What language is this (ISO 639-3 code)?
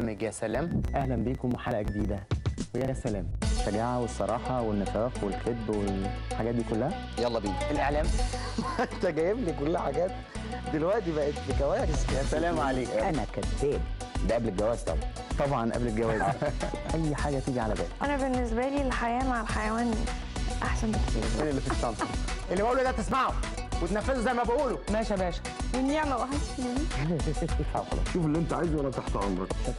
ara